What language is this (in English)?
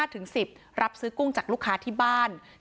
Thai